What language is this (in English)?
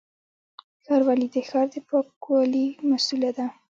Pashto